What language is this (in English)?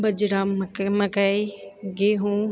Maithili